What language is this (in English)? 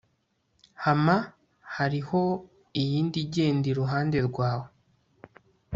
Kinyarwanda